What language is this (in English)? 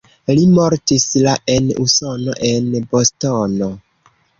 Esperanto